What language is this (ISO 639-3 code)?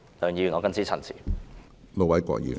yue